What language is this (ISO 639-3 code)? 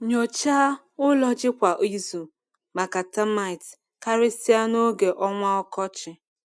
ibo